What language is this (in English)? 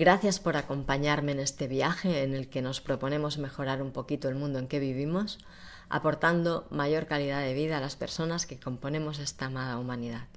Spanish